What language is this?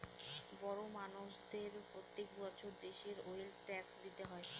Bangla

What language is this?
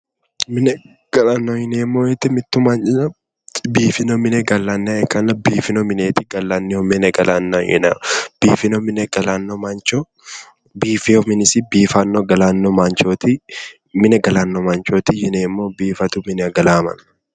Sidamo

